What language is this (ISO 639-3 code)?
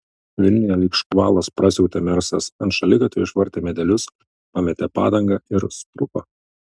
lit